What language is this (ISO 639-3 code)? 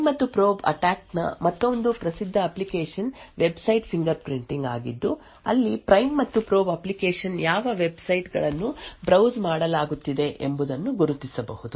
kan